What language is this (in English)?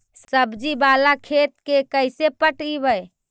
Magahi